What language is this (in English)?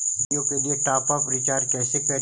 Magahi